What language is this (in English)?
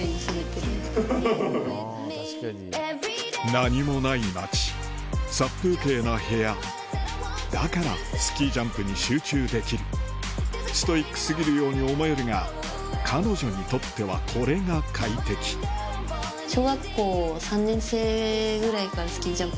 Japanese